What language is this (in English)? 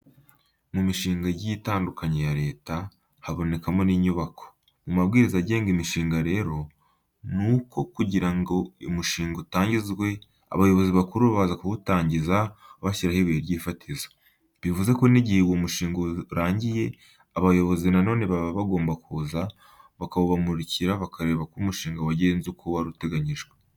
Kinyarwanda